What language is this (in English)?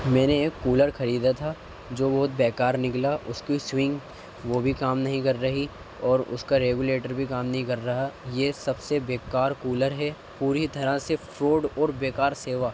Urdu